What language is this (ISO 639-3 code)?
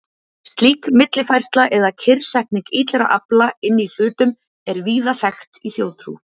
isl